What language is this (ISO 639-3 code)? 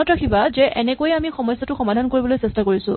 asm